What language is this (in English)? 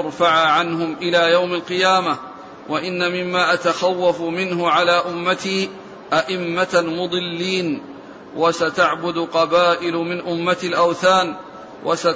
Arabic